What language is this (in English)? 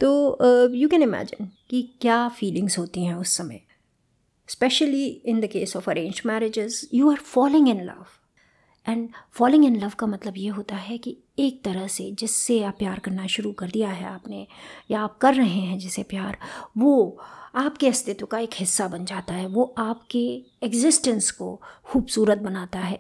Hindi